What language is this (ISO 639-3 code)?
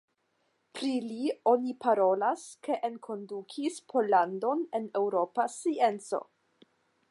epo